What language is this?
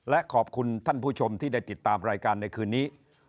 Thai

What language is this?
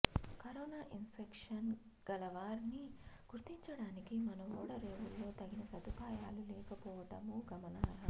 Telugu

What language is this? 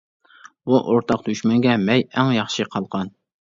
Uyghur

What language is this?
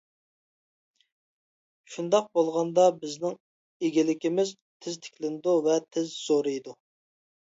Uyghur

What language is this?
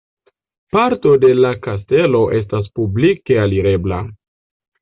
Esperanto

